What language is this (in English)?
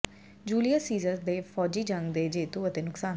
Punjabi